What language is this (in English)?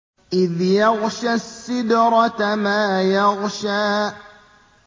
Arabic